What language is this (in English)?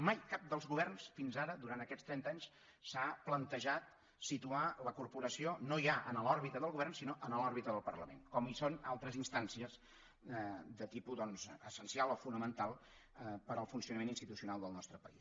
Catalan